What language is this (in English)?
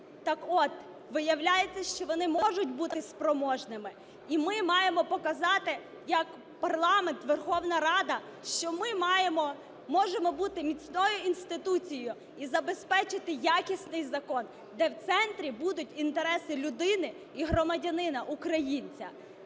Ukrainian